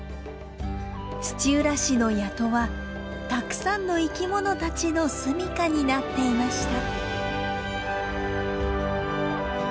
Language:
Japanese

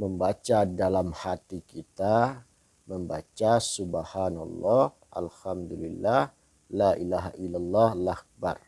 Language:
Indonesian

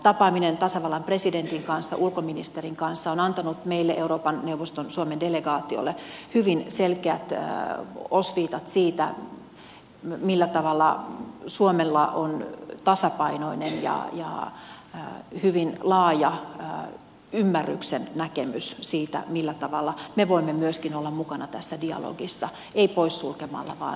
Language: Finnish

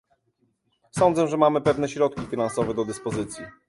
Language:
Polish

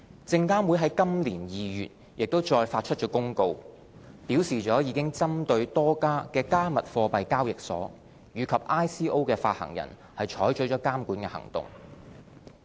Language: Cantonese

